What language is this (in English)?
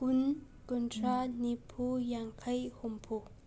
Manipuri